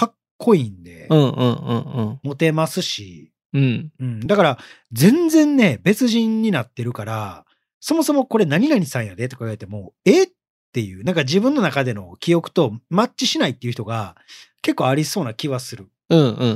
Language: Japanese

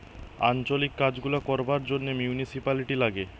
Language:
Bangla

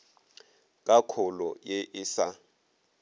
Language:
Northern Sotho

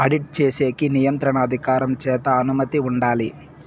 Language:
Telugu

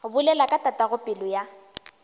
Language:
Northern Sotho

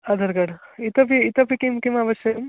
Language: Sanskrit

